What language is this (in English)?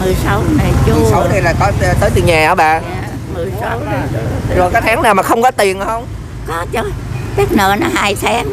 Vietnamese